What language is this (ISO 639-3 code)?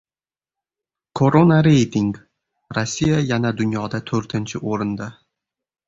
uzb